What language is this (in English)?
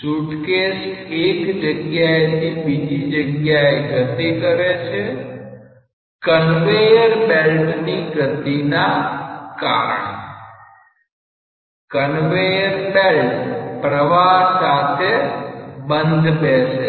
Gujarati